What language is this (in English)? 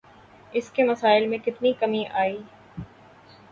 Urdu